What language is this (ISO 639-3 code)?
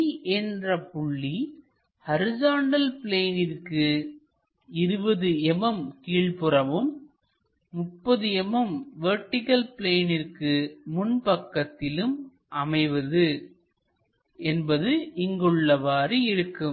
tam